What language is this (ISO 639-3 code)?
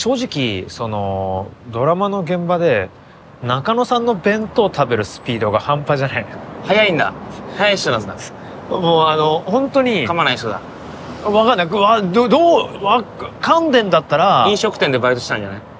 jpn